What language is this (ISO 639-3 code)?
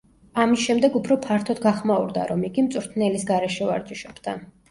kat